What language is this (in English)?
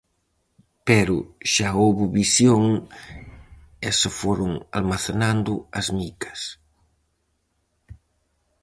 Galician